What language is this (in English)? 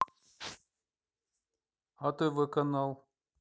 Russian